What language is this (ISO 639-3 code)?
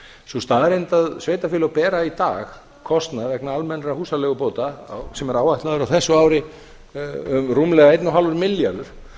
isl